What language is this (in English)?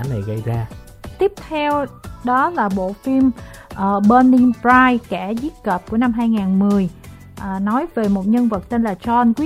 Vietnamese